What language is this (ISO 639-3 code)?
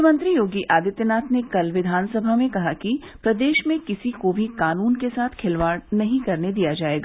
hin